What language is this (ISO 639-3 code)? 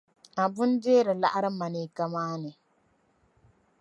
dag